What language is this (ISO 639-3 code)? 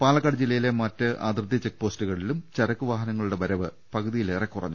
mal